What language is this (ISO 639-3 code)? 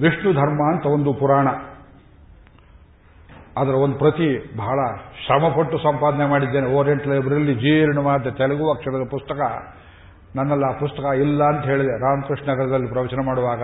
kan